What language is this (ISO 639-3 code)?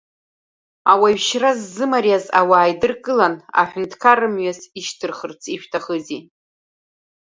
abk